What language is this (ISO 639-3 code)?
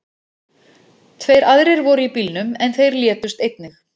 isl